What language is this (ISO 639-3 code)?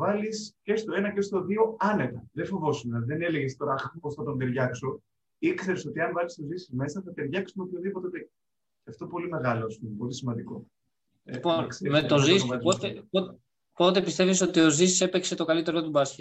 ell